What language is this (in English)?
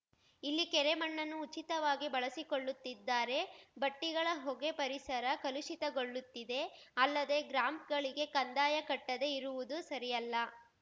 Kannada